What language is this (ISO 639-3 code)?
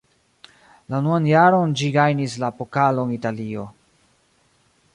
epo